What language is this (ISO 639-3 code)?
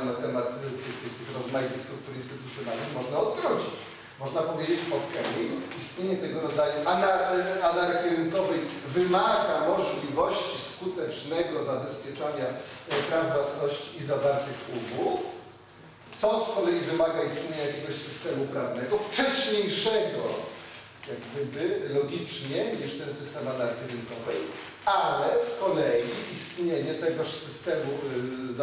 pol